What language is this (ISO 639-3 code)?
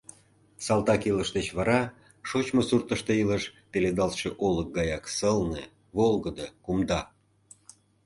chm